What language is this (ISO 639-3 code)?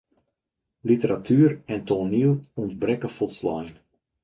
fry